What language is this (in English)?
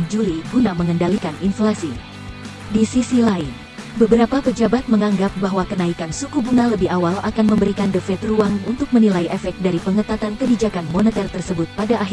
Indonesian